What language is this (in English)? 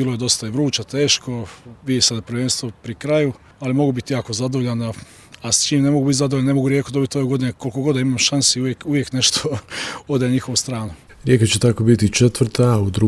Croatian